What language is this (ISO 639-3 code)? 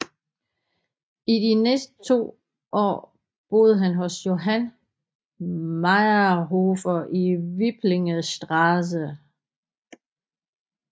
dan